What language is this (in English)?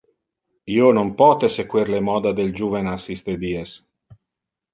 Interlingua